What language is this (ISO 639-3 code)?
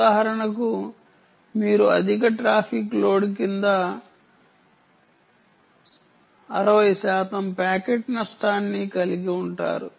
tel